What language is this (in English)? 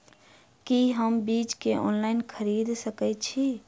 Maithili